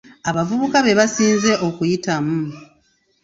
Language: Ganda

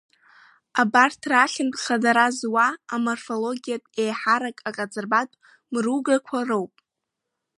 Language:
Abkhazian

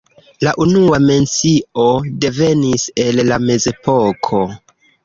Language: Esperanto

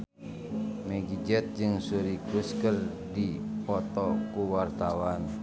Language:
Sundanese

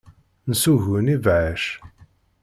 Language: Kabyle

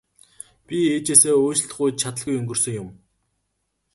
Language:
Mongolian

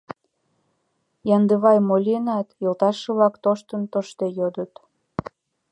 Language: Mari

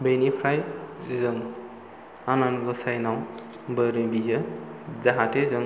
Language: Bodo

